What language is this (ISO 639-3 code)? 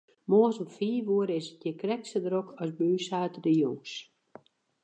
fry